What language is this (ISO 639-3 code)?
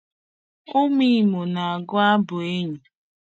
ibo